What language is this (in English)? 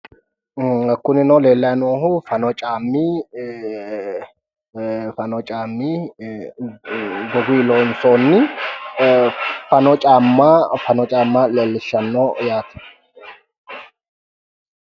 Sidamo